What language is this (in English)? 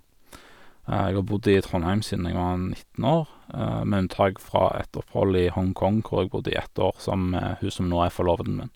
Norwegian